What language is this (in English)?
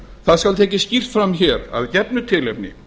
Icelandic